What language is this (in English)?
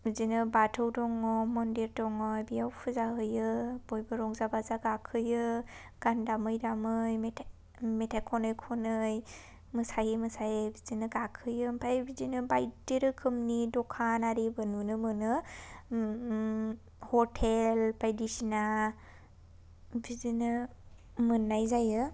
Bodo